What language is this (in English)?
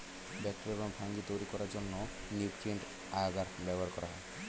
Bangla